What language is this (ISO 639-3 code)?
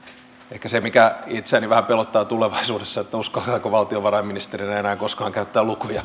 fin